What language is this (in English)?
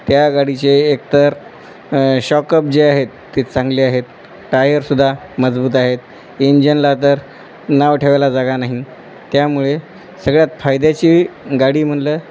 Marathi